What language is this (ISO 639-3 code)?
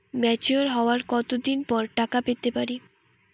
ben